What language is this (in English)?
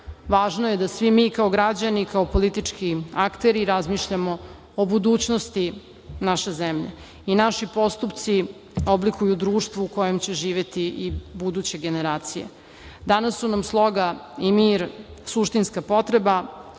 Serbian